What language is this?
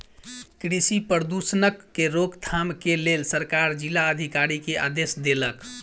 Maithili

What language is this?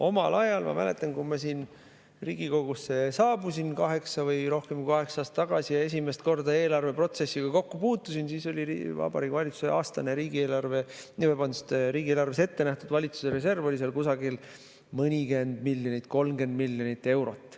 Estonian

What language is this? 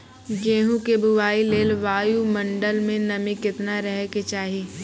Maithili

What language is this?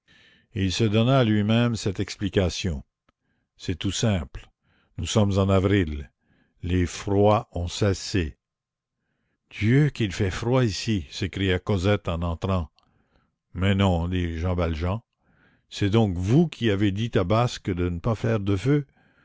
French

